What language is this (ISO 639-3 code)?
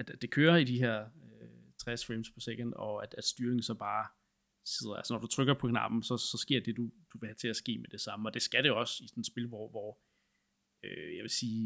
dan